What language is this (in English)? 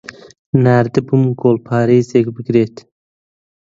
Central Kurdish